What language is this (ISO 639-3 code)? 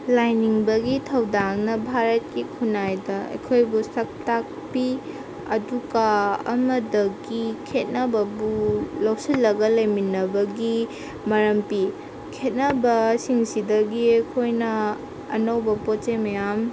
mni